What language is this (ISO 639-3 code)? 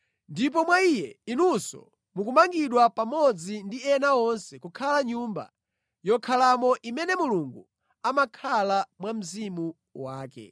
nya